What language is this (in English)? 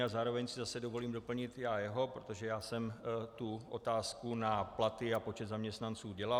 Czech